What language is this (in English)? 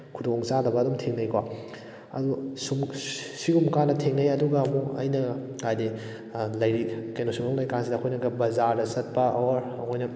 Manipuri